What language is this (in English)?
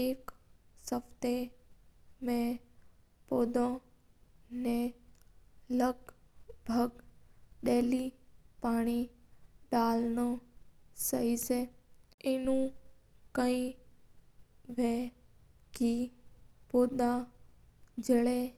Mewari